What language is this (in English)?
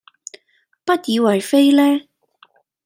Cantonese